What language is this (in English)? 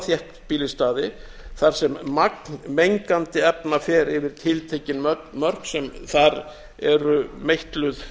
Icelandic